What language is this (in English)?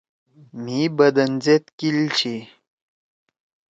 Torwali